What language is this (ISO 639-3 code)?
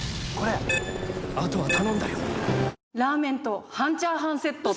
jpn